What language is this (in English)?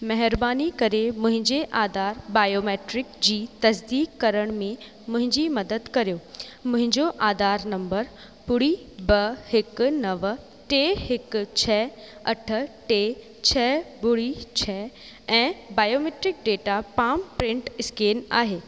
Sindhi